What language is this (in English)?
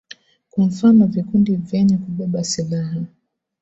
Swahili